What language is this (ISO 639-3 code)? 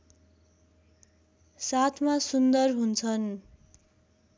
nep